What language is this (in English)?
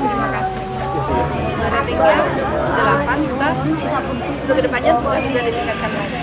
Indonesian